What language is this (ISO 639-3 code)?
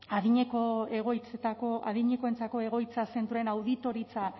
eus